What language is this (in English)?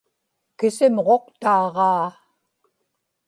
Inupiaq